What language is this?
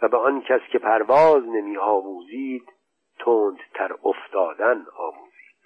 Persian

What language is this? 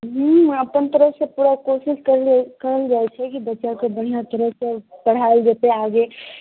Maithili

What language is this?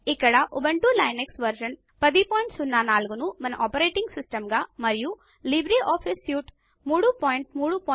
Telugu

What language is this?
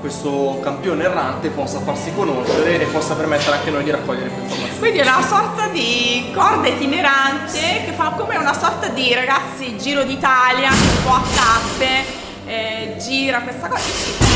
Italian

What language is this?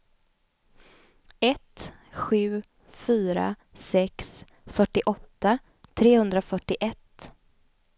Swedish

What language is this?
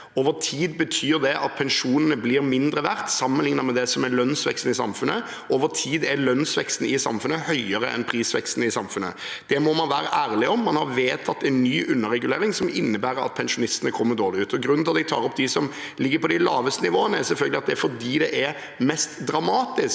Norwegian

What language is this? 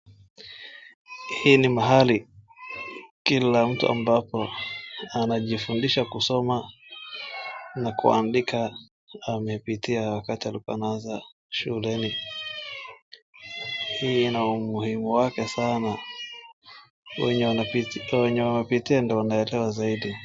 Swahili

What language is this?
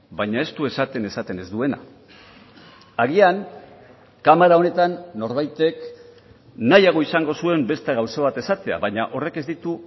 Basque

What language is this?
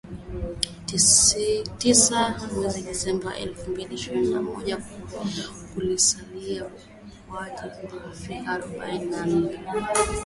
Swahili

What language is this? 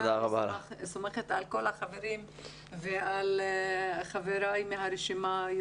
Hebrew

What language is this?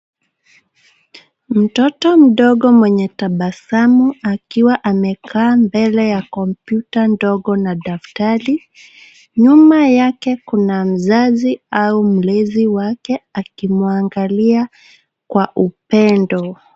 Swahili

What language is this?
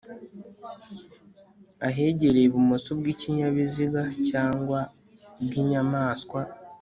Kinyarwanda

